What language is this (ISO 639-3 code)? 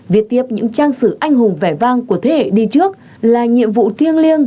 vie